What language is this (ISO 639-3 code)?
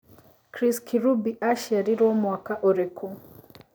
kik